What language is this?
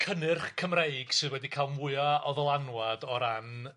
Welsh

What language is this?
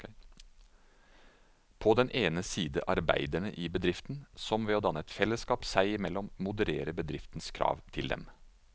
Norwegian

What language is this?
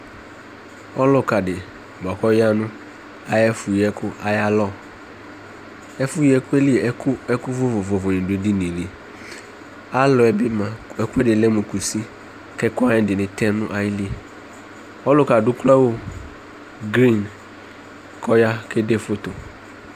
Ikposo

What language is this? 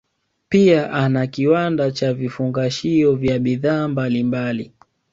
Swahili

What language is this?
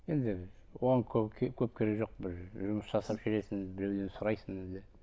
Kazakh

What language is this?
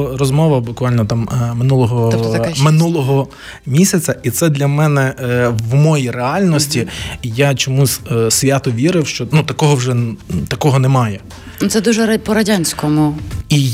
Ukrainian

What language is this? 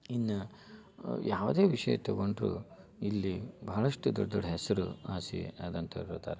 Kannada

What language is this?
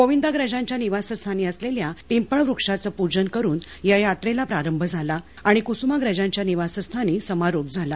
Marathi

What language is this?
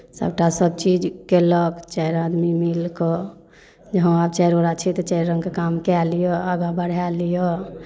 Maithili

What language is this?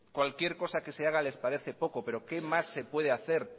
Spanish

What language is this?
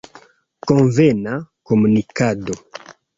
Esperanto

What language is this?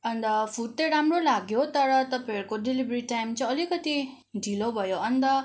Nepali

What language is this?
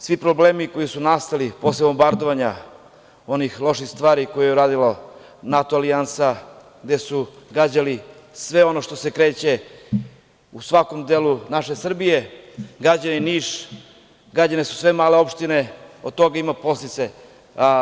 Serbian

